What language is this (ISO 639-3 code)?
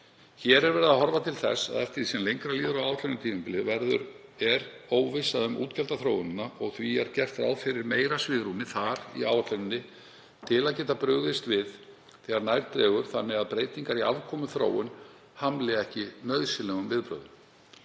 isl